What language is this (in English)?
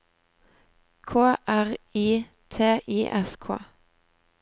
Norwegian